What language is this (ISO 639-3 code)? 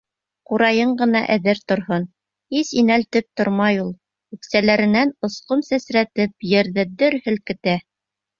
bak